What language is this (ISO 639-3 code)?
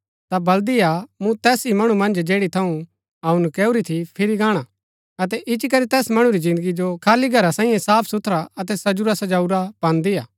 gbk